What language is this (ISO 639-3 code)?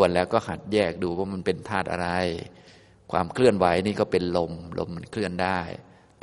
tha